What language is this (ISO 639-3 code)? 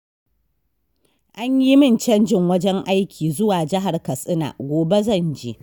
hau